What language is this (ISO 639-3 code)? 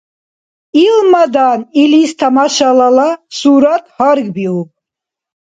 dar